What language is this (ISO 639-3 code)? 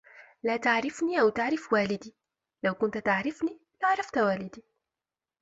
ara